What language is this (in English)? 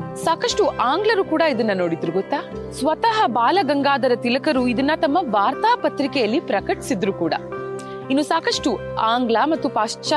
Kannada